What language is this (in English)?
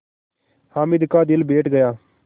Hindi